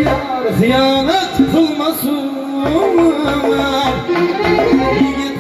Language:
Dutch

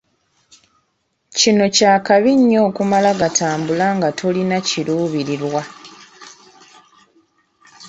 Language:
Ganda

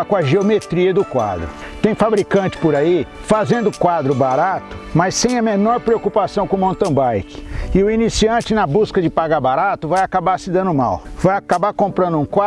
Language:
Portuguese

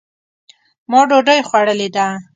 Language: Pashto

